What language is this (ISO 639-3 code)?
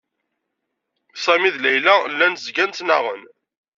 kab